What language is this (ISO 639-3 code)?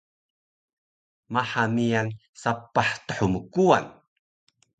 trv